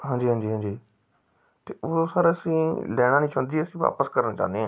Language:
Punjabi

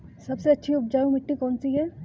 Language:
Hindi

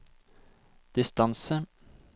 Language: Norwegian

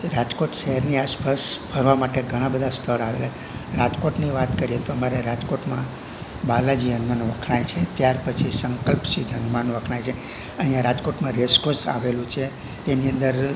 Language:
Gujarati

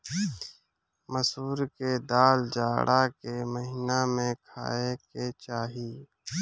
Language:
Bhojpuri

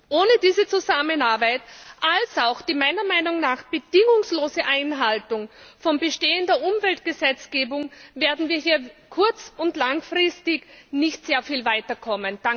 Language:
German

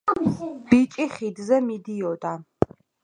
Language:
Georgian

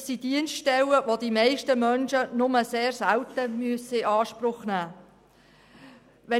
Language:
Swiss German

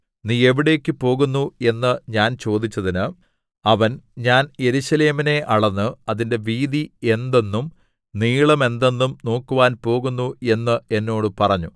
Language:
Malayalam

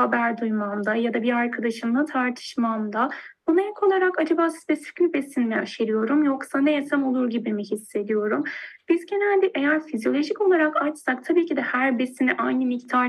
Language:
Turkish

